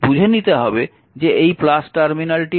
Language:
Bangla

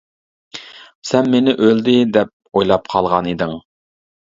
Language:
Uyghur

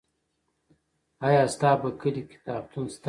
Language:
Pashto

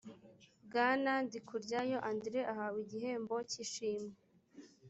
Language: Kinyarwanda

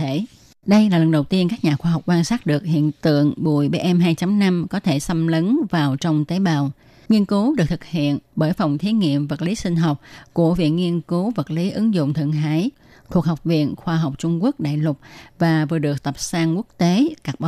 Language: Vietnamese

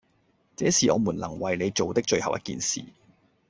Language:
Cantonese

